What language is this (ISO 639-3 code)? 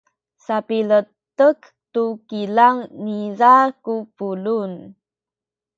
szy